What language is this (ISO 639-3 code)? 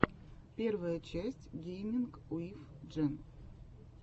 rus